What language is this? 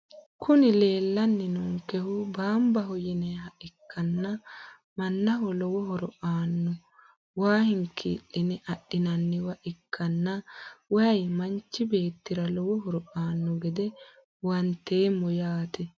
Sidamo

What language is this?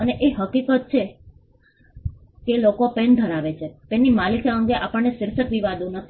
Gujarati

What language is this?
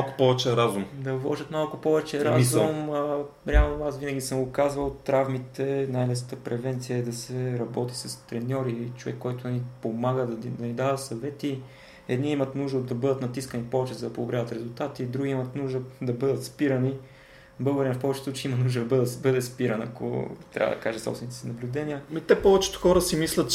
Bulgarian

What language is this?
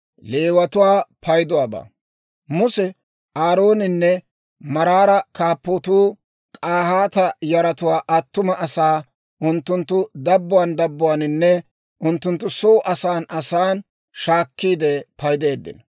Dawro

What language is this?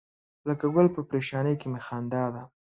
Pashto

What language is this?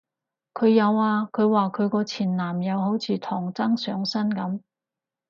Cantonese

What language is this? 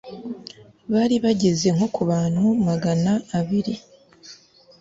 Kinyarwanda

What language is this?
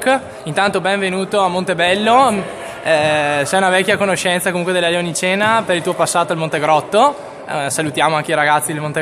Italian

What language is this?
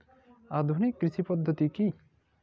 Bangla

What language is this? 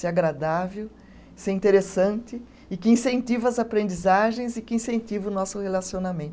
Portuguese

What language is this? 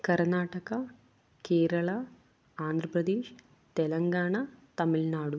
Kannada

